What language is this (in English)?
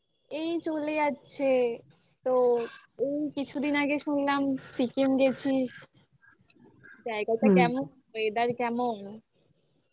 Bangla